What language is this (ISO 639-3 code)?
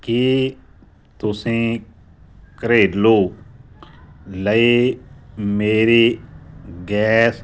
pan